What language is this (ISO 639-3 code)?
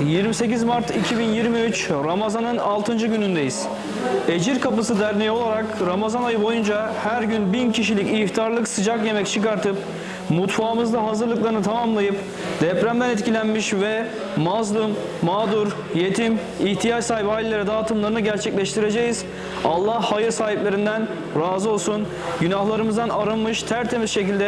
tur